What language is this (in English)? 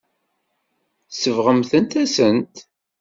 Kabyle